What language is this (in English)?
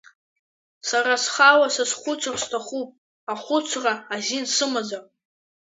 Abkhazian